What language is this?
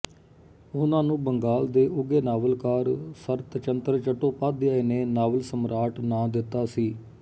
Punjabi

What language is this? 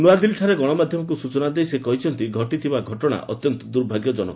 Odia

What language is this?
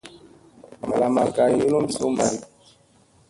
Musey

